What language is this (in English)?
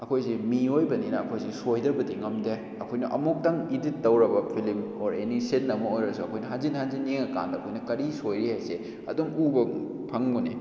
Manipuri